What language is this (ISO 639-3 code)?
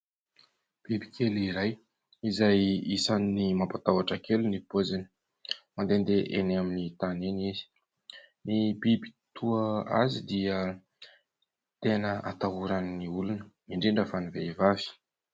mlg